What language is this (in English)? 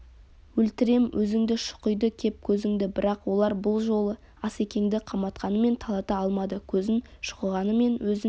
Kazakh